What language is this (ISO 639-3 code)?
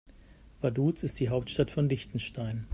deu